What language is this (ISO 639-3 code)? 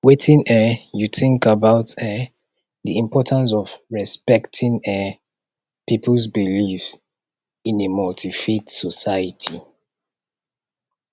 pcm